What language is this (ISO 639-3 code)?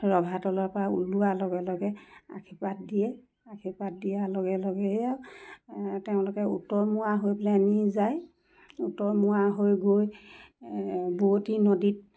asm